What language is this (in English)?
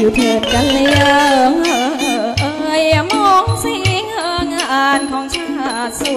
Indonesian